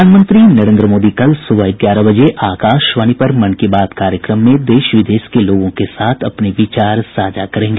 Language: Hindi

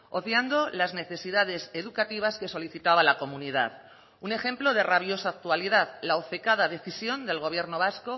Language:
Spanish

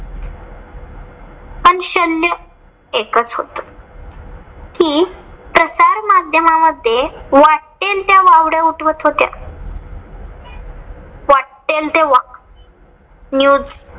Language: Marathi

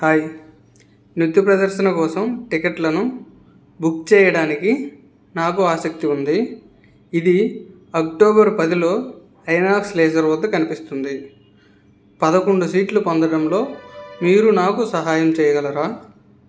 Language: Telugu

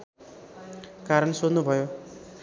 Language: Nepali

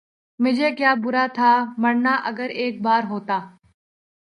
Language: Urdu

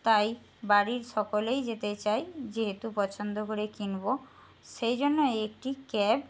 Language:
Bangla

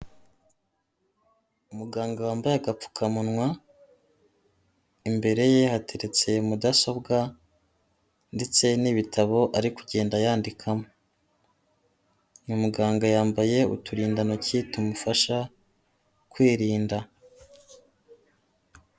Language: Kinyarwanda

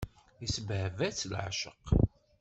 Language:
Kabyle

